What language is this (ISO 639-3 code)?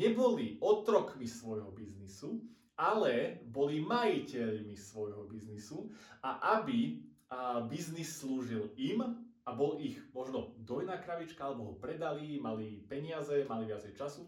slk